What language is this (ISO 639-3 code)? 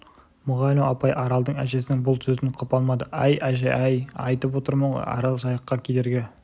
kaz